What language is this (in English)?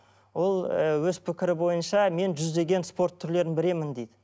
Kazakh